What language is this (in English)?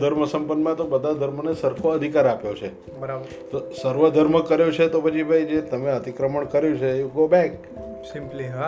Gujarati